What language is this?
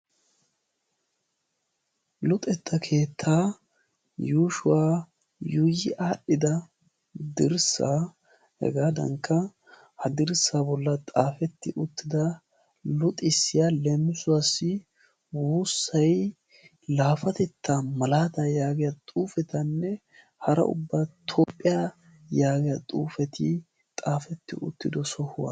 Wolaytta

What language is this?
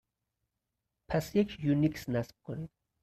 Persian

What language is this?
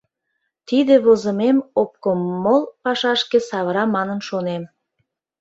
Mari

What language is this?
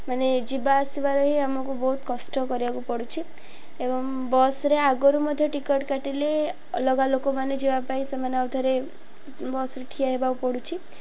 Odia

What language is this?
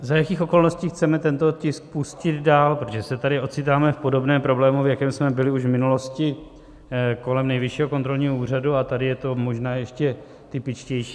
Czech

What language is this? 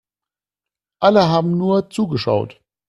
German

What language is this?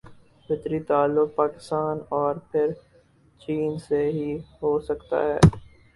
Urdu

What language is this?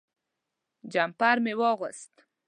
Pashto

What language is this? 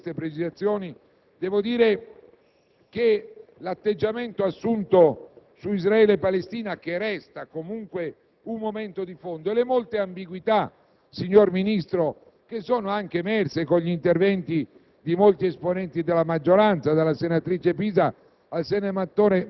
Italian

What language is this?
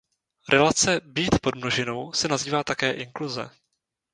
Czech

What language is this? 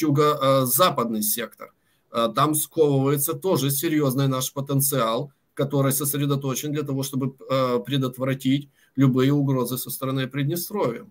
Russian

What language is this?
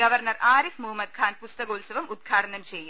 Malayalam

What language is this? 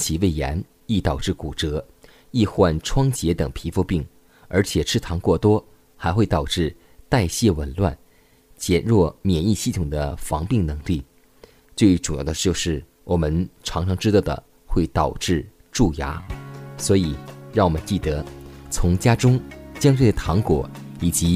Chinese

